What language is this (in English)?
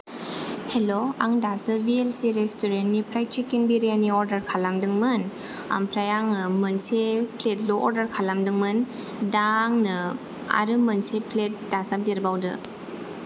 Bodo